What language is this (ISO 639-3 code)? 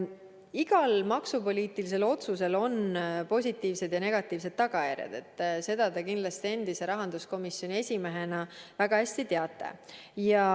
est